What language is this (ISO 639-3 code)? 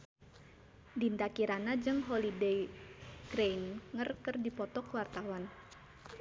sun